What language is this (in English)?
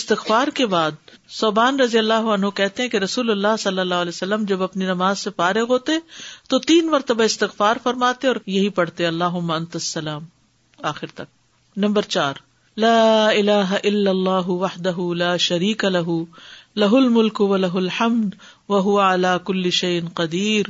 Urdu